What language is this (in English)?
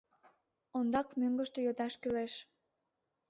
Mari